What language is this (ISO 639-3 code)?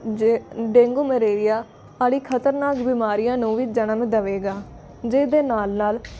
pan